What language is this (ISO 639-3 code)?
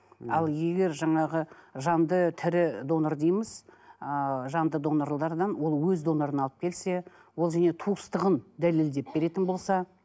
kaz